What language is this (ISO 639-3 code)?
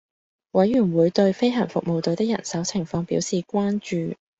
yue